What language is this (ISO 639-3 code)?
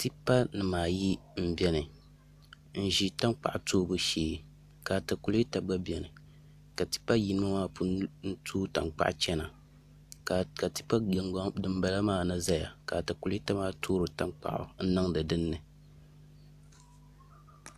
dag